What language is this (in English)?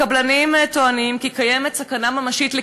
Hebrew